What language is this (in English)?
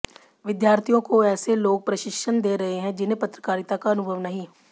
Hindi